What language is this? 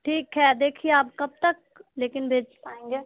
Urdu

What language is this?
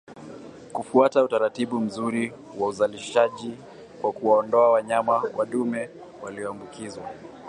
Swahili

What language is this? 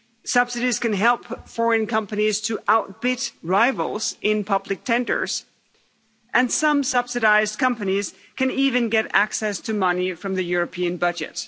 English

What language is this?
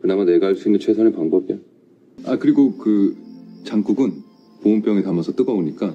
Korean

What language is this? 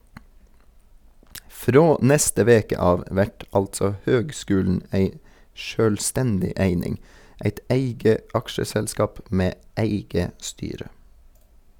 Norwegian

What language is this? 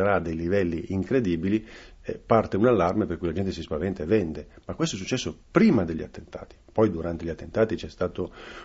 Italian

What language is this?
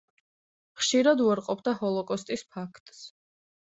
Georgian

